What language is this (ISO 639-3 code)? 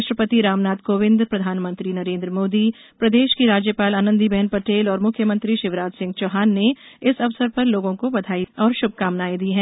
hin